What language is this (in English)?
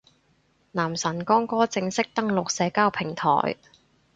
Cantonese